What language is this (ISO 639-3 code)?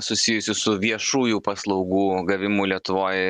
lit